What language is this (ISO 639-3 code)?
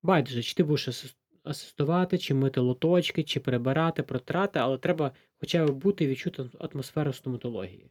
ukr